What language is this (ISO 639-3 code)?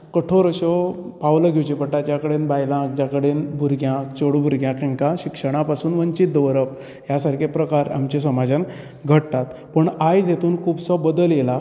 kok